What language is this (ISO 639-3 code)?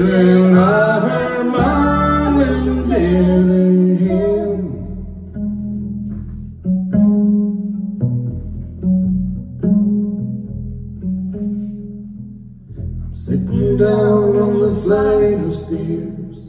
eng